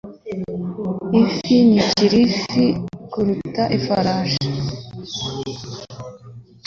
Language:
Kinyarwanda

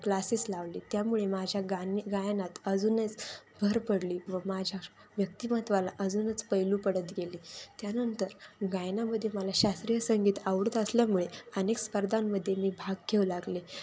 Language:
Marathi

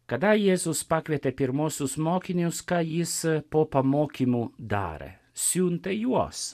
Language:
Lithuanian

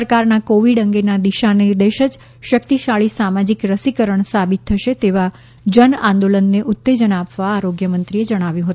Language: Gujarati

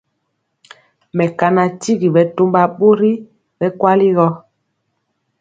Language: Mpiemo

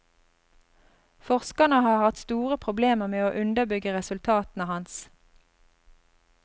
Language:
Norwegian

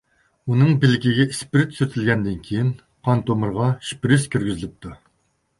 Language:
Uyghur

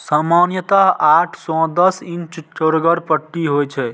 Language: Maithili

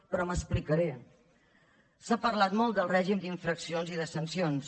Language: Catalan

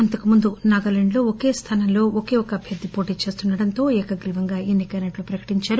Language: Telugu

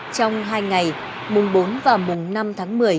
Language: Vietnamese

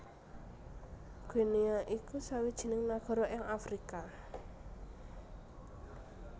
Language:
Javanese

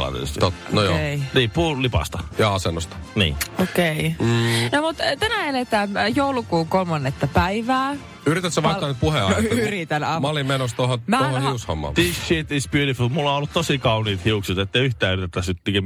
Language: Finnish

